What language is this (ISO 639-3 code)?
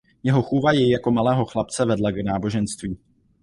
ces